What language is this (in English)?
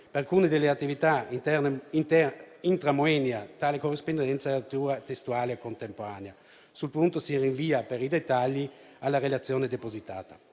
Italian